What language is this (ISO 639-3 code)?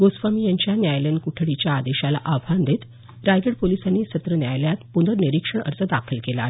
mar